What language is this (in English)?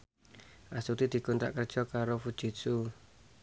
Javanese